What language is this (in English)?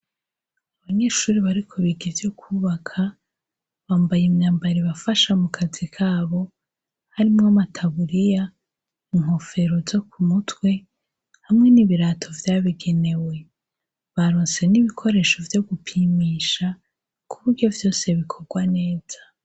Rundi